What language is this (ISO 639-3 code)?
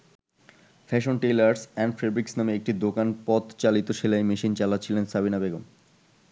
ben